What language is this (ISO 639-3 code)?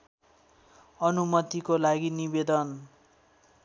nep